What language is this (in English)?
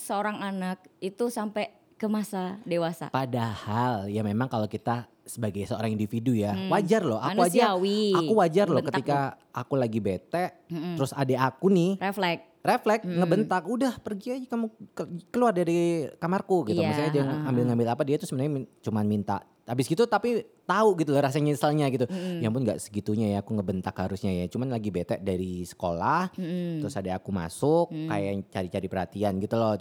Indonesian